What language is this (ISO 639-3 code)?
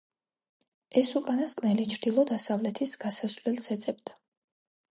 kat